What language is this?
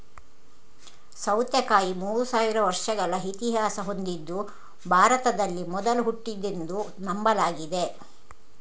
Kannada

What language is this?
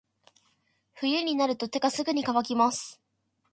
Japanese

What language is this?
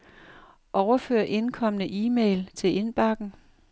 Danish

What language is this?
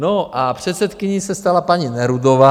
Czech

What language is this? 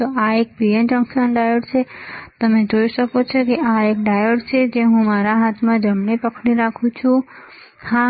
Gujarati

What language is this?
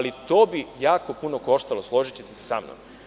Serbian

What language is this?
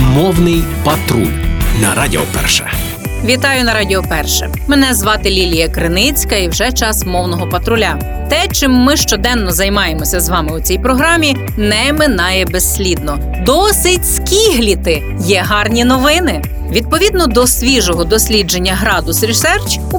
Ukrainian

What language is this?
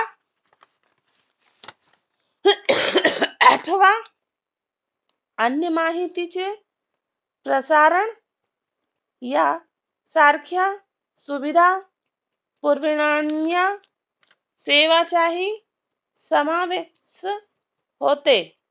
Marathi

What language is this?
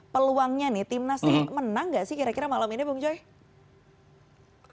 Indonesian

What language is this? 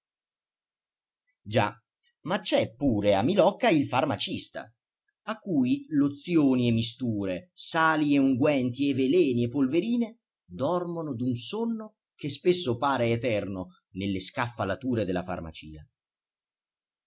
Italian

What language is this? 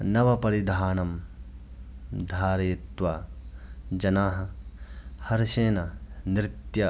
Sanskrit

